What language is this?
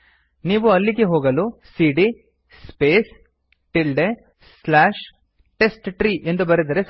Kannada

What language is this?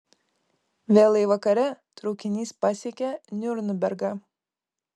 Lithuanian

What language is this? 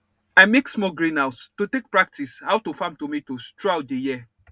Nigerian Pidgin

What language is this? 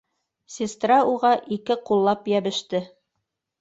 Bashkir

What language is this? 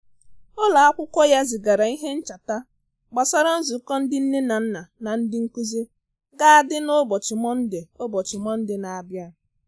Igbo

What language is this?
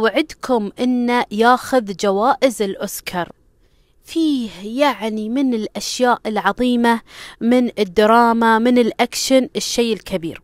Arabic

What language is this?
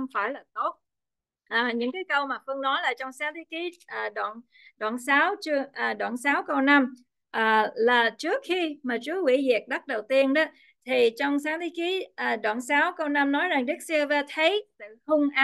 Vietnamese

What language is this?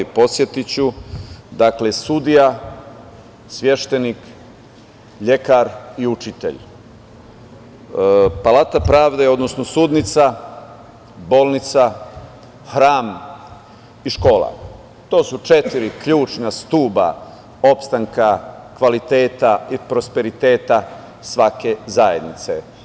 Serbian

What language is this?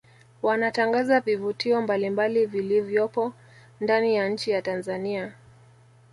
Swahili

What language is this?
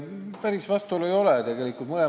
Estonian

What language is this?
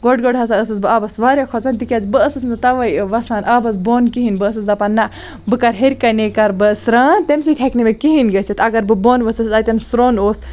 Kashmiri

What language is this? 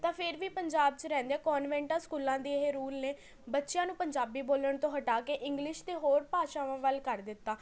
Punjabi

